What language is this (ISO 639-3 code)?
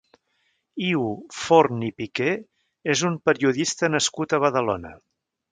cat